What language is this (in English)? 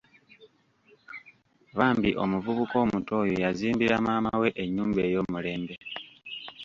Ganda